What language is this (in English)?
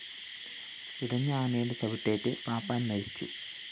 Malayalam